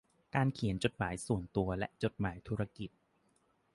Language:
Thai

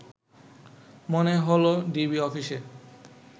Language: Bangla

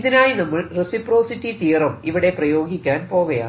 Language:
Malayalam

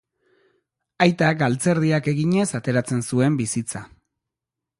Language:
Basque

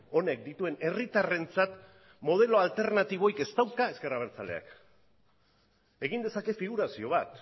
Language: Basque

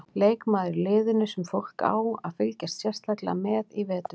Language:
Icelandic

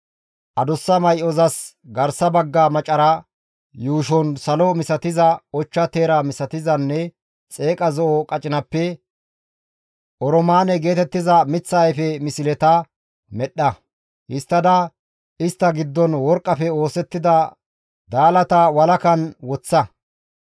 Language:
Gamo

